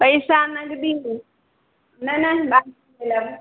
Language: Maithili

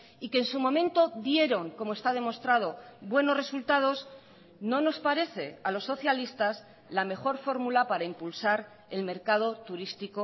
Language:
Spanish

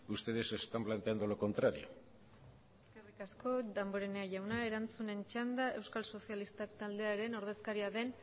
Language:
Basque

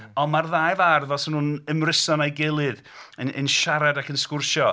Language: Welsh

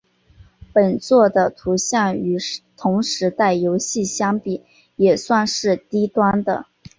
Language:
Chinese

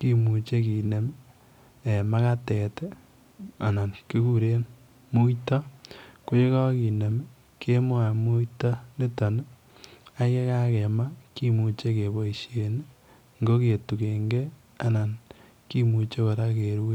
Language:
Kalenjin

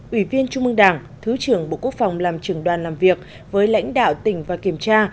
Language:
Vietnamese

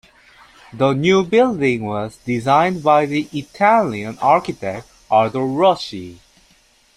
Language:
English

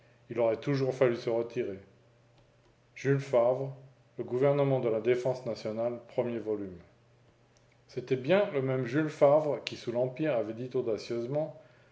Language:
French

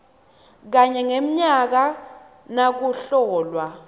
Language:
Swati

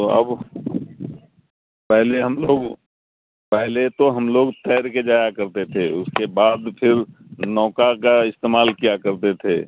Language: Urdu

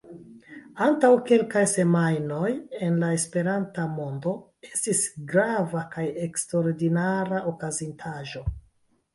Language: Esperanto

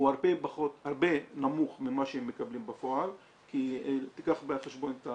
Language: Hebrew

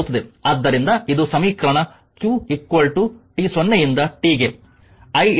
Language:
Kannada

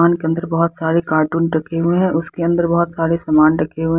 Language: Hindi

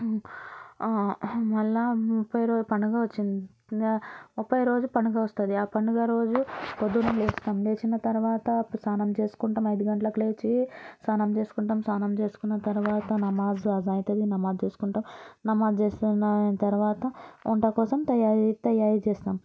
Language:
Telugu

